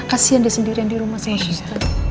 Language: Indonesian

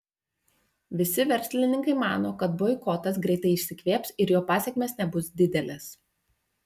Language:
Lithuanian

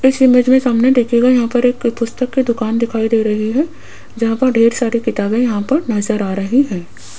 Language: Hindi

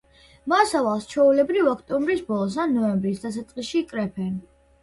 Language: Georgian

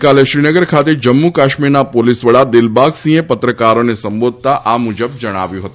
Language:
Gujarati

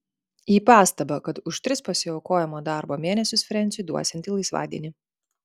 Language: Lithuanian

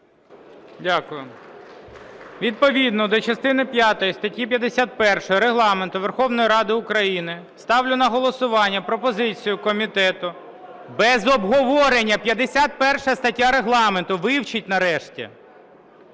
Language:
Ukrainian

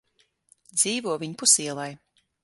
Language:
Latvian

